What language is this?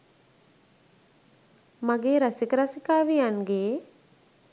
Sinhala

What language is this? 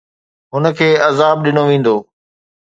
Sindhi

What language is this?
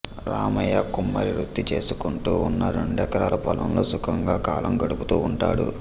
Telugu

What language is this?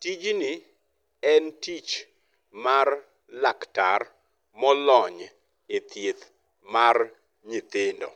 Luo (Kenya and Tanzania)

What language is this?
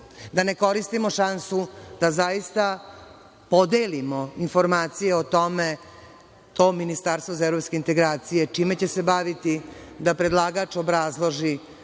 Serbian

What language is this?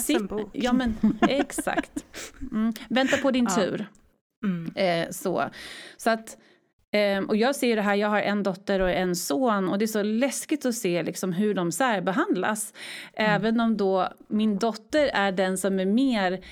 Swedish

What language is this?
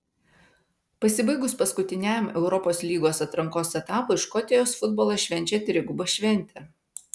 Lithuanian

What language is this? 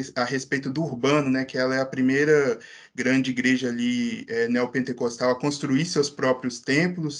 Portuguese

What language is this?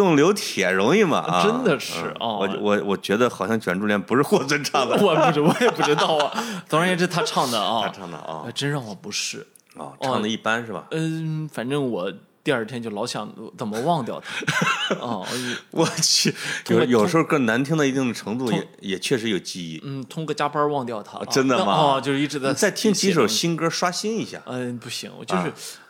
Chinese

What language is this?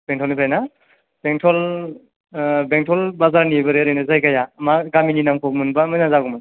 Bodo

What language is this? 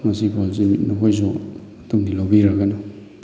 Manipuri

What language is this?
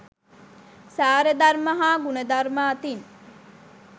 Sinhala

